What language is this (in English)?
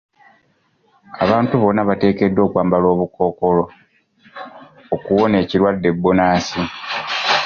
Ganda